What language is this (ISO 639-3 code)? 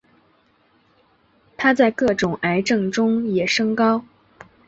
zho